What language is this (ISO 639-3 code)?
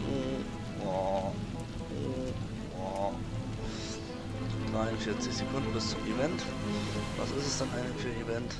deu